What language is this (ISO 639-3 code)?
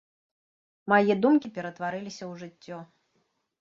bel